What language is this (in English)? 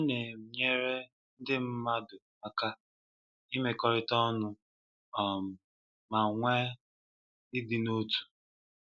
Igbo